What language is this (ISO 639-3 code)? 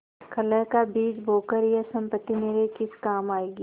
hin